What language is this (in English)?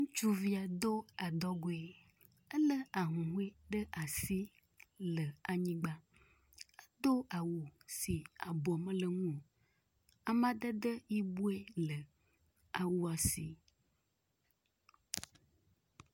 Ewe